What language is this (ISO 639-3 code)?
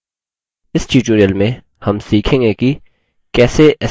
hin